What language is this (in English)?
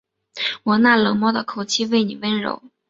Chinese